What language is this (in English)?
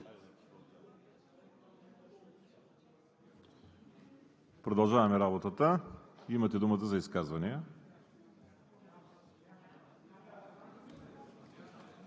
Bulgarian